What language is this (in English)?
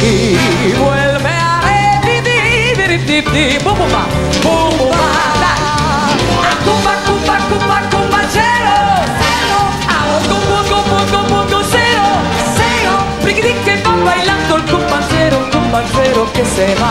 Italian